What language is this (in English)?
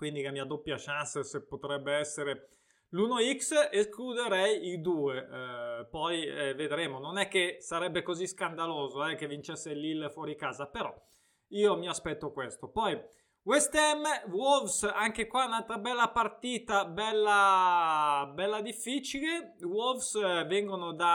Italian